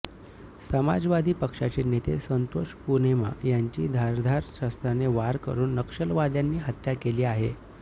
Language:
Marathi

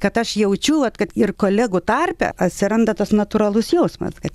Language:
Lithuanian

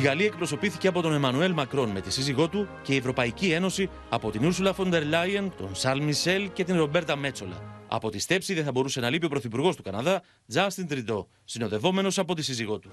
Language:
Greek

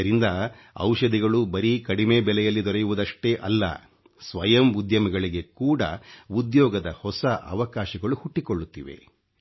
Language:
Kannada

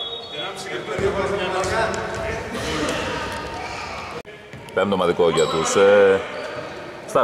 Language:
Greek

